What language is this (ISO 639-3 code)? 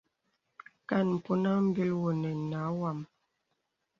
beb